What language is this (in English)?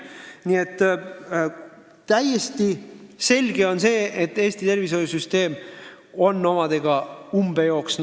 Estonian